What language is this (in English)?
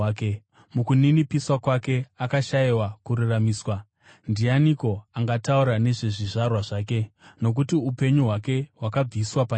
Shona